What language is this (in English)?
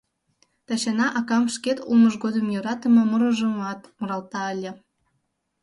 Mari